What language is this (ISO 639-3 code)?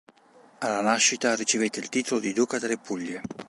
ita